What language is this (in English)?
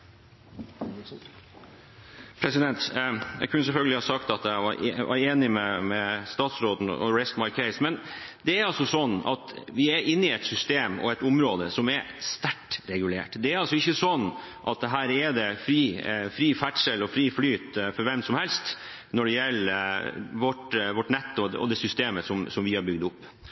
Norwegian Bokmål